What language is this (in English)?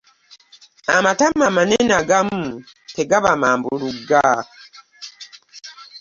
Ganda